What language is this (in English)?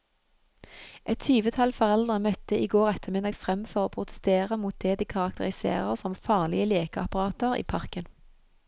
Norwegian